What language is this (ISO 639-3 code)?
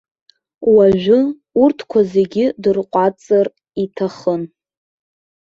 abk